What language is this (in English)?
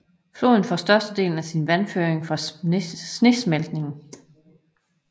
Danish